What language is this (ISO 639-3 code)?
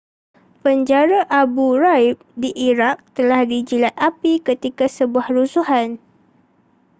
msa